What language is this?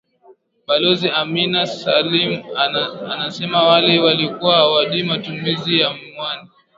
Swahili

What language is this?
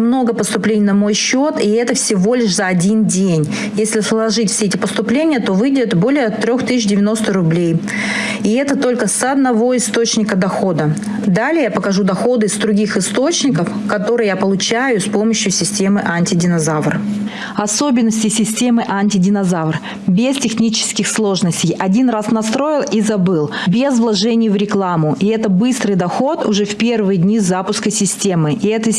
Russian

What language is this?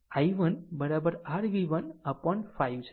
Gujarati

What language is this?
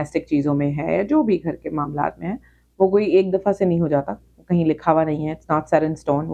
Urdu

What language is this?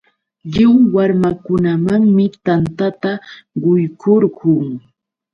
Yauyos Quechua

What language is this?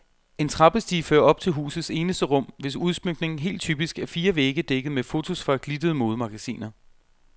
Danish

